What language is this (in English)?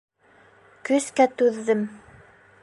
Bashkir